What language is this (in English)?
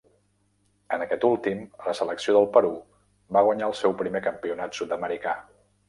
Catalan